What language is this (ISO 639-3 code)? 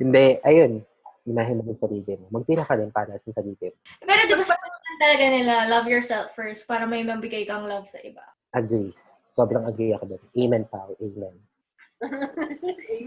fil